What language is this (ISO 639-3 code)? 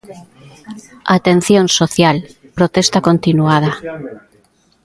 glg